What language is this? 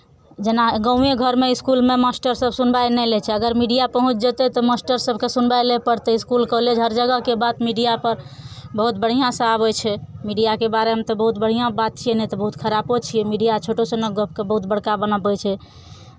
Maithili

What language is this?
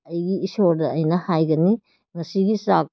Manipuri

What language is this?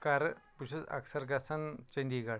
Kashmiri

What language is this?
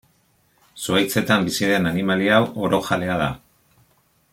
Basque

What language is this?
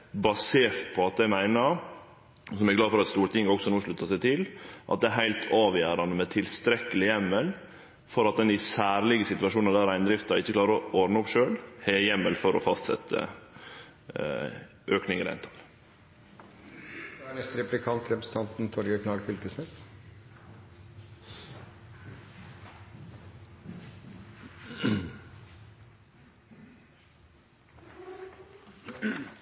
Norwegian Nynorsk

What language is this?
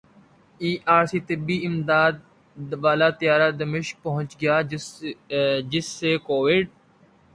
Urdu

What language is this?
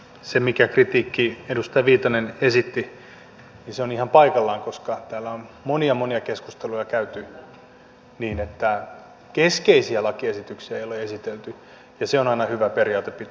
Finnish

